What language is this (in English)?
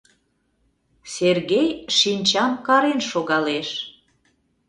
Mari